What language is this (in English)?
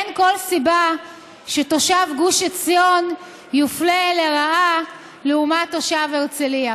Hebrew